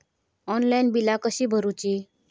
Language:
Marathi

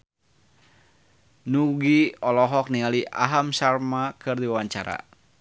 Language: Sundanese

